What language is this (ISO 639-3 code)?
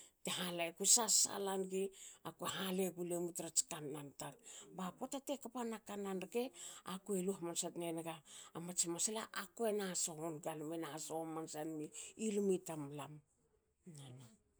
hao